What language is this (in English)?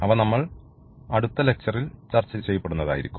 Malayalam